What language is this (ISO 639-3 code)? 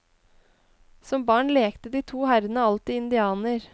nor